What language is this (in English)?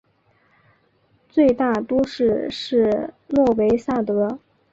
Chinese